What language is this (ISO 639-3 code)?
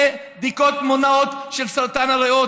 heb